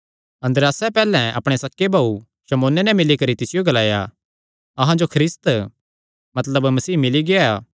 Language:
Kangri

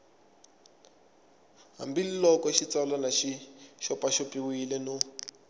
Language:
Tsonga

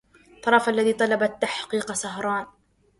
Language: Arabic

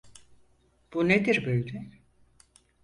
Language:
Turkish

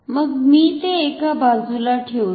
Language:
Marathi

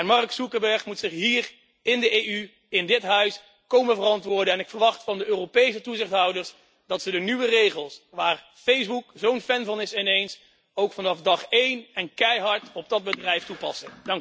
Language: Dutch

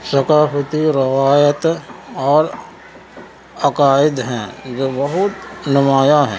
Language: Urdu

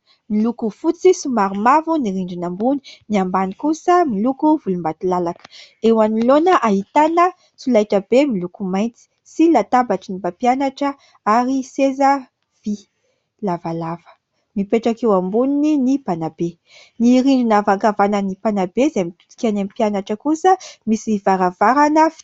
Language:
Malagasy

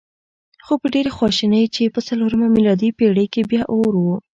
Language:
Pashto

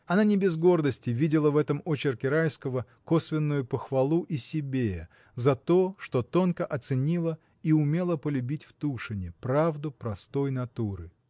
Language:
Russian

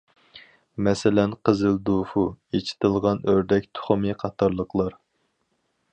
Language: Uyghur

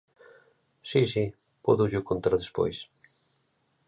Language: Galician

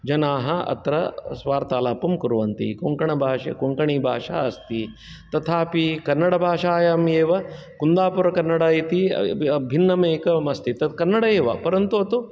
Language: Sanskrit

